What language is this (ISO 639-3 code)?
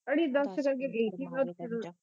pan